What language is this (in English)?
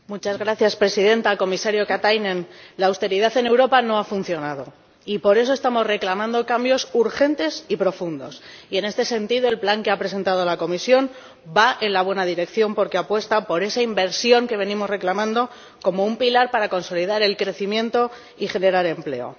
Spanish